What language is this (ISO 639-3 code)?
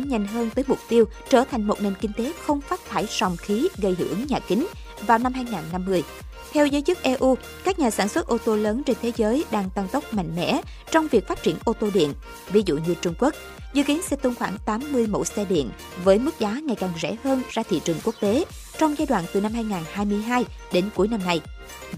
vie